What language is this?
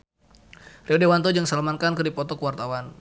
Sundanese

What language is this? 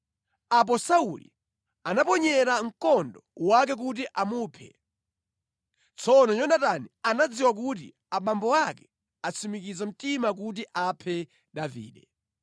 Nyanja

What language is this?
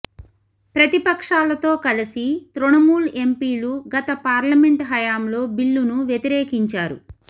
Telugu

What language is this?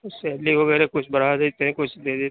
Urdu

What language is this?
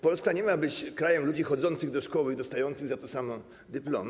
Polish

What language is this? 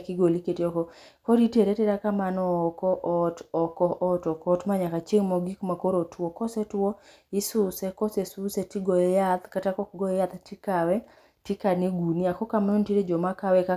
Luo (Kenya and Tanzania)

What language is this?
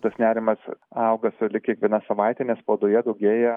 Lithuanian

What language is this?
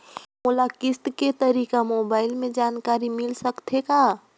Chhattisgarhi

